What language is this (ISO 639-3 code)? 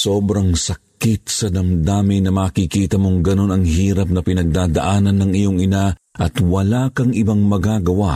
fil